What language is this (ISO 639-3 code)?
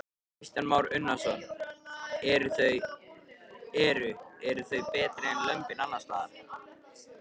isl